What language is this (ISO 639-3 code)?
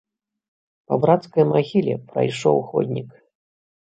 bel